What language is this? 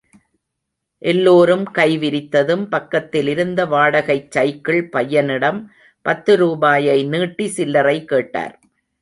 Tamil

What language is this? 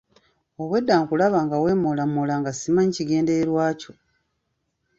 Ganda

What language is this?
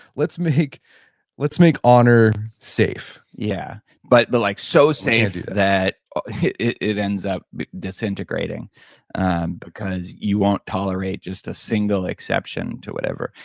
English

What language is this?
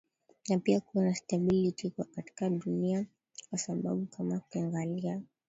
Swahili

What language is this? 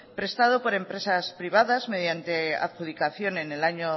Spanish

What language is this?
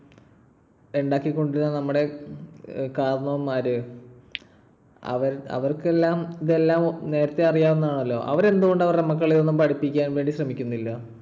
Malayalam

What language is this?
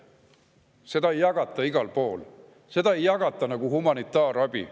Estonian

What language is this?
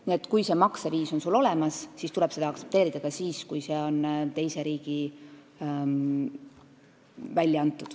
Estonian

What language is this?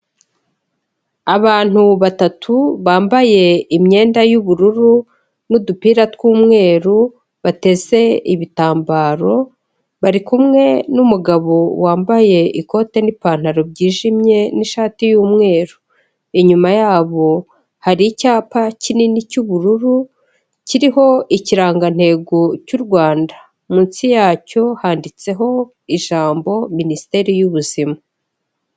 Kinyarwanda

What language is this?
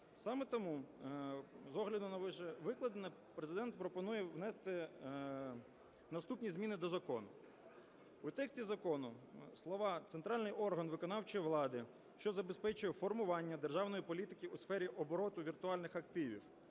Ukrainian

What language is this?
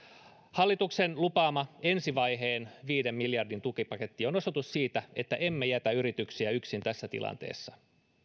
Finnish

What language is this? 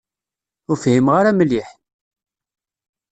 Kabyle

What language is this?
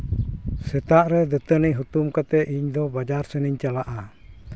Santali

